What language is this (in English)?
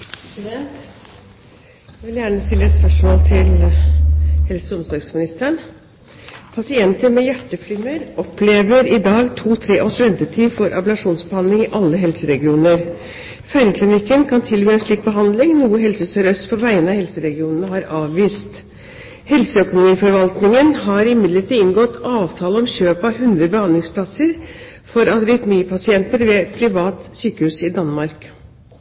Norwegian Bokmål